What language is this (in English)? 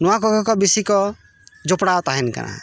Santali